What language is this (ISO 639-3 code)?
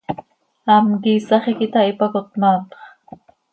sei